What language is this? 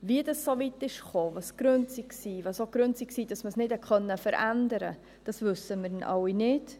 Swiss German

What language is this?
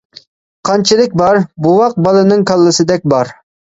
Uyghur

